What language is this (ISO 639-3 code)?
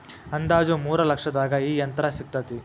kan